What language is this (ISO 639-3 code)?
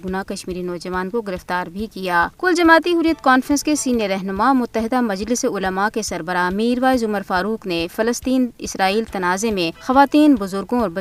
urd